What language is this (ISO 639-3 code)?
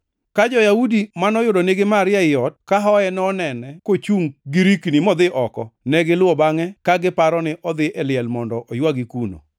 luo